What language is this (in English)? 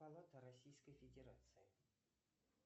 Russian